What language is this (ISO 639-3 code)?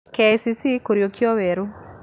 kik